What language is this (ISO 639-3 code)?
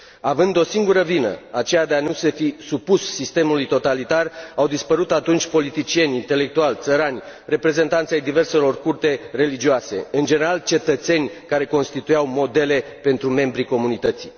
ron